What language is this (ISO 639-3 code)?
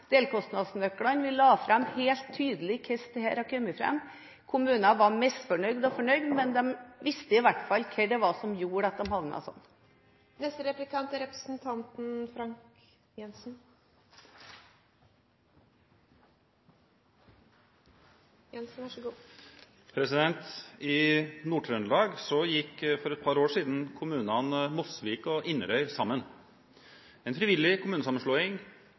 nob